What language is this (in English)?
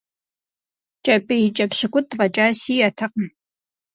Kabardian